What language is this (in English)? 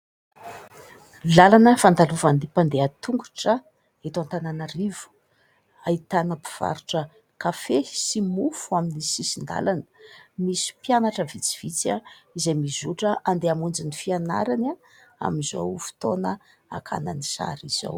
Malagasy